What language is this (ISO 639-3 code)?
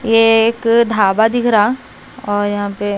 hin